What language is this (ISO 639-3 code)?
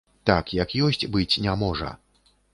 bel